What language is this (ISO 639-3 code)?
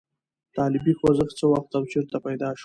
pus